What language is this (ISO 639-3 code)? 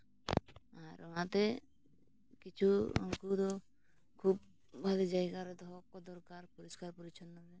sat